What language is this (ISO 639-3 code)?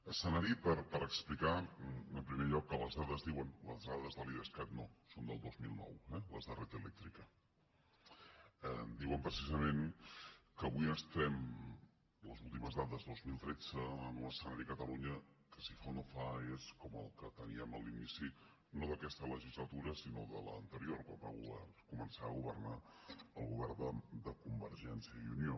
cat